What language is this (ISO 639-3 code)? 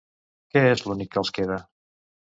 cat